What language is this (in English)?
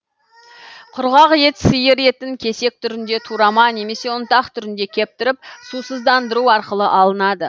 Kazakh